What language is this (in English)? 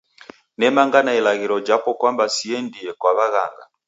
Taita